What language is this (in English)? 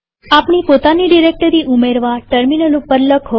Gujarati